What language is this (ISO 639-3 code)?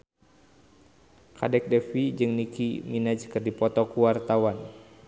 sun